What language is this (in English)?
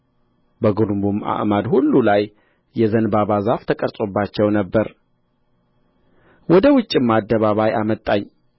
Amharic